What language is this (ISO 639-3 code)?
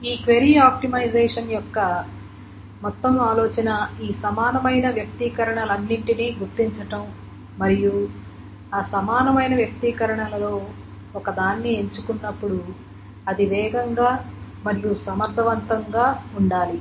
tel